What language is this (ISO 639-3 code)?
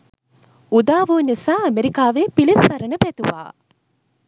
sin